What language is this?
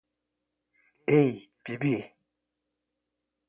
Portuguese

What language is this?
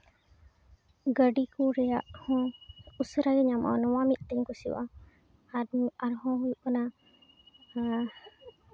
Santali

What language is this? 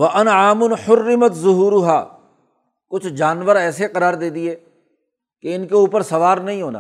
Urdu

